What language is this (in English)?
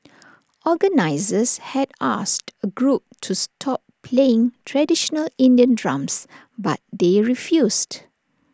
English